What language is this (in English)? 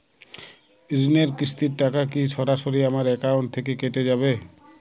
Bangla